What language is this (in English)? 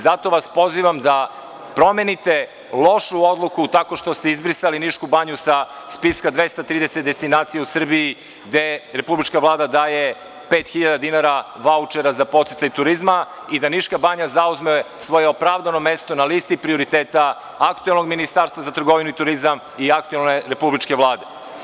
Serbian